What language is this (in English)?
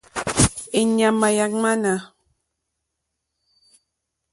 Mokpwe